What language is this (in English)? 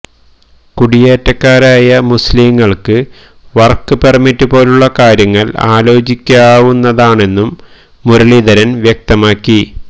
Malayalam